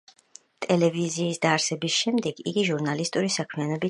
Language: Georgian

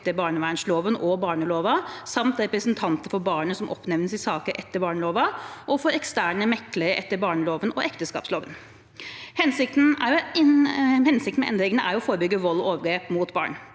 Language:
Norwegian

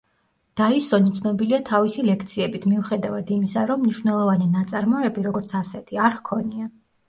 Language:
Georgian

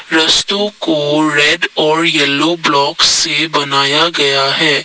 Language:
Hindi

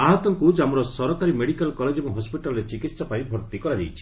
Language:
Odia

